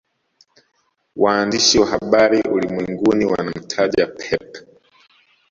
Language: Swahili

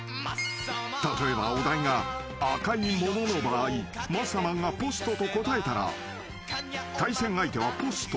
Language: Japanese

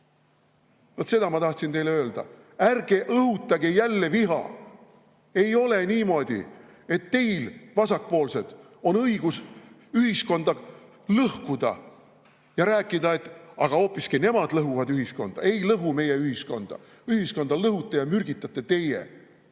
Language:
Estonian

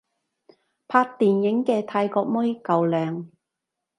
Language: Cantonese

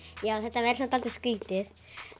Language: Icelandic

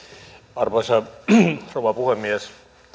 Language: Finnish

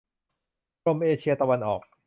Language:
Thai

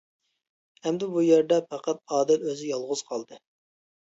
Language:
Uyghur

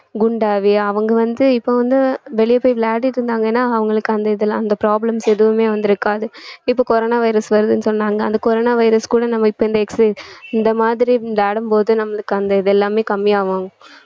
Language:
Tamil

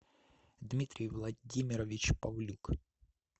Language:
Russian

